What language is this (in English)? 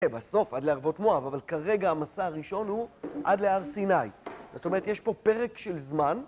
Hebrew